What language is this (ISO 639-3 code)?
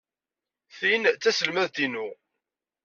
kab